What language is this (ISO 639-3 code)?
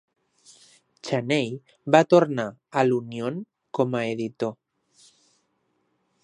cat